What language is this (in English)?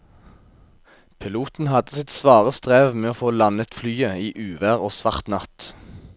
Norwegian